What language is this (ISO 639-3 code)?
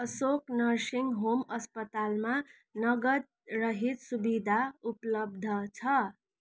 nep